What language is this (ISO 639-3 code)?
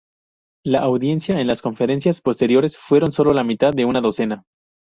spa